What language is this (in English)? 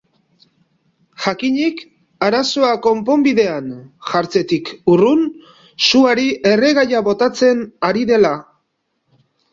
Basque